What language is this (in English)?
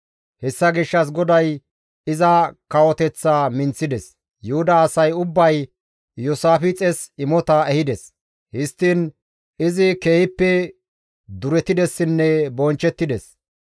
Gamo